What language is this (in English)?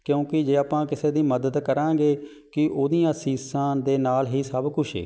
Punjabi